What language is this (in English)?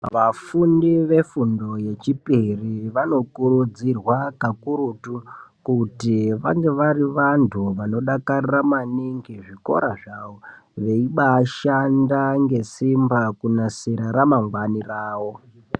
Ndau